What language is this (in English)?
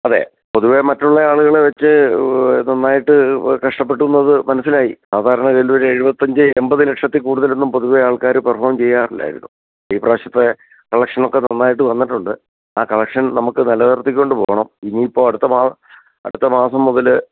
Malayalam